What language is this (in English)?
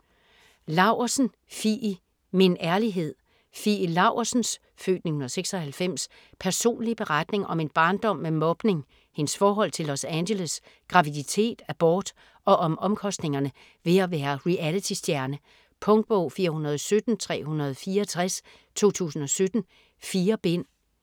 Danish